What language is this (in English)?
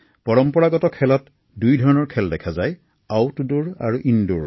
Assamese